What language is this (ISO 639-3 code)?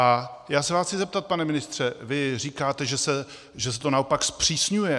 ces